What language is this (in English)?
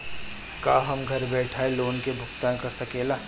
Bhojpuri